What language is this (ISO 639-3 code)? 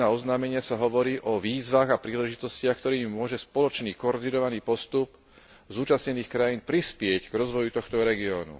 slk